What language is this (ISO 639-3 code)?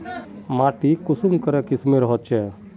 mag